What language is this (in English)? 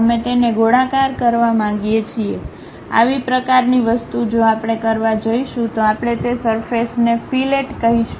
Gujarati